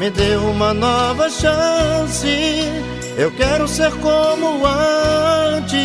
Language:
Portuguese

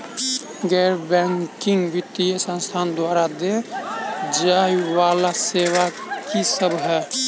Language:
Maithili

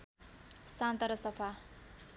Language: Nepali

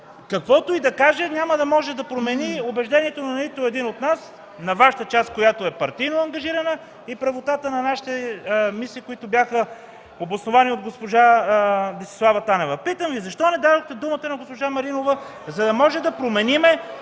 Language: Bulgarian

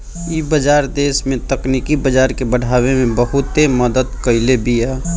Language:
Bhojpuri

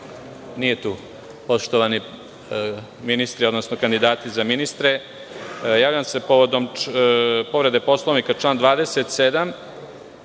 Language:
Serbian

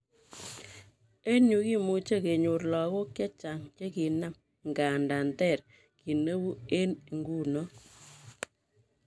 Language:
Kalenjin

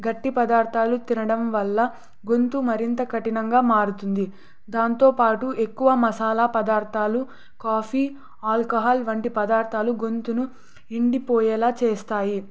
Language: Telugu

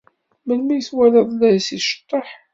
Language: Kabyle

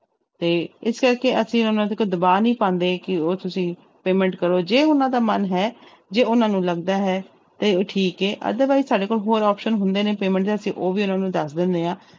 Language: Punjabi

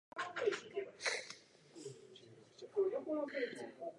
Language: Japanese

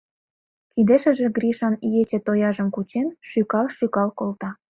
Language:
Mari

